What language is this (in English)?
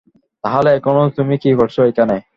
Bangla